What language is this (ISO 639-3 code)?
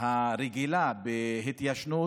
heb